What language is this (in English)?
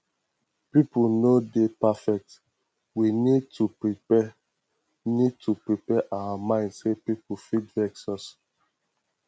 Nigerian Pidgin